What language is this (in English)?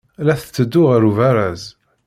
Kabyle